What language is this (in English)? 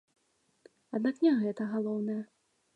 Belarusian